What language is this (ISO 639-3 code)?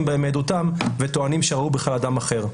heb